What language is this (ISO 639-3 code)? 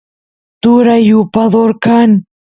qus